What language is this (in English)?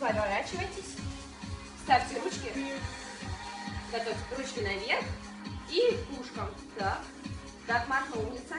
Russian